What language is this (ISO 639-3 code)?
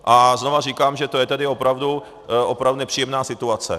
ces